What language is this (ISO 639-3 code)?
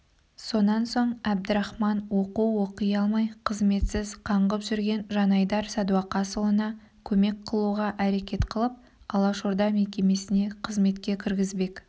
kaz